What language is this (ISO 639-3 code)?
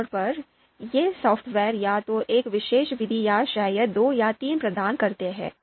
hin